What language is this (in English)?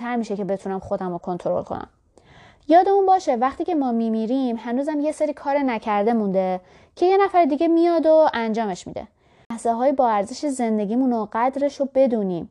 Persian